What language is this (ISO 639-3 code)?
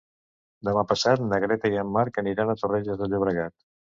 cat